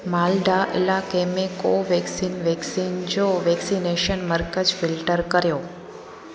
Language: Sindhi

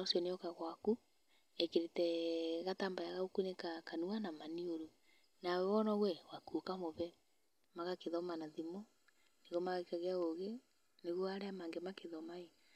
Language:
Kikuyu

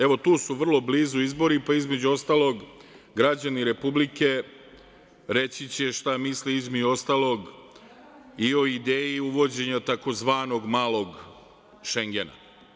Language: Serbian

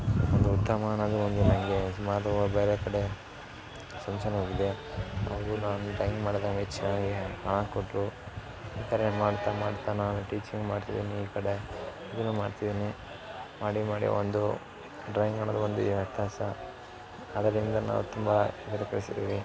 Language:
Kannada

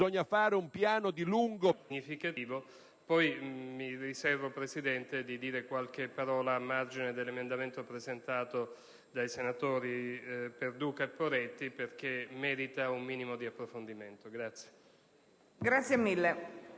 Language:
Italian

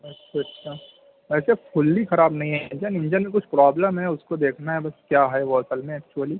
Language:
Urdu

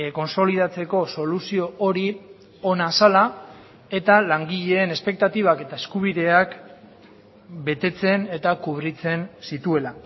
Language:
Basque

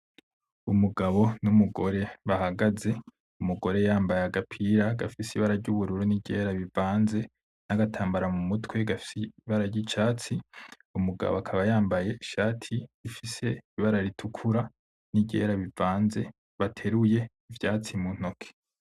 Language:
Rundi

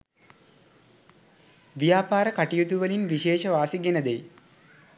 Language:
Sinhala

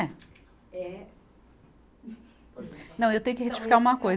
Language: Portuguese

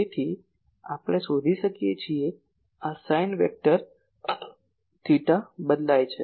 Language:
Gujarati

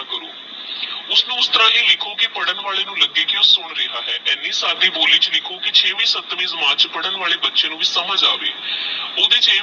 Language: Punjabi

